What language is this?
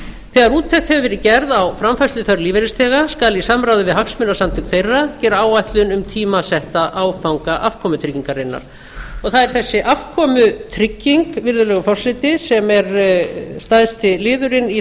Icelandic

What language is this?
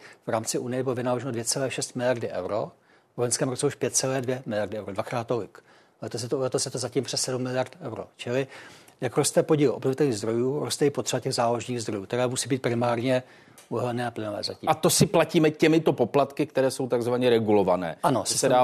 Czech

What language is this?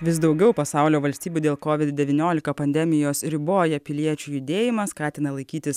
Lithuanian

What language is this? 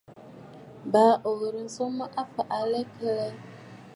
Bafut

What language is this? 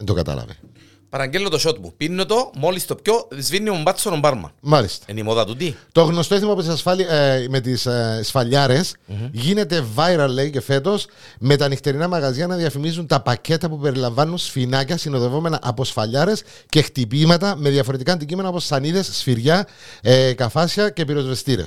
Greek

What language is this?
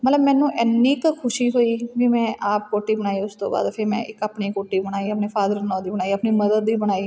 Punjabi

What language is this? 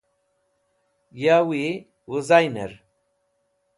Wakhi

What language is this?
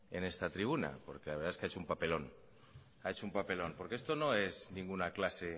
Spanish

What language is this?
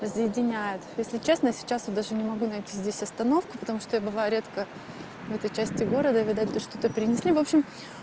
Russian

